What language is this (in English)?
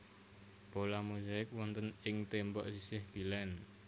Javanese